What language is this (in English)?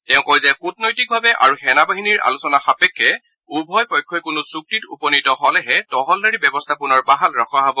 Assamese